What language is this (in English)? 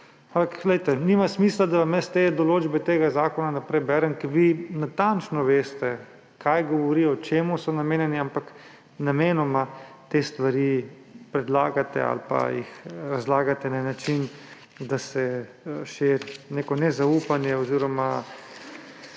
Slovenian